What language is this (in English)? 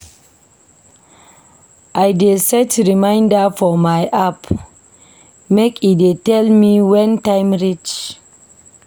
Nigerian Pidgin